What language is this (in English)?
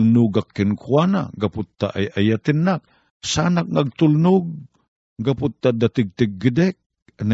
Filipino